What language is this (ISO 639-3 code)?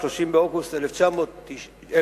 heb